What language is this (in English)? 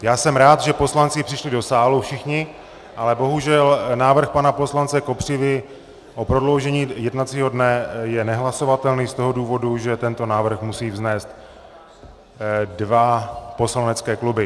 Czech